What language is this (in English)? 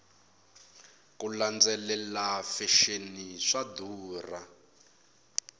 Tsonga